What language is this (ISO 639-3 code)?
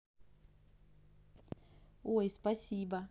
rus